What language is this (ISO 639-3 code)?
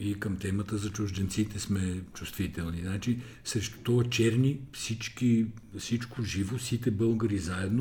bul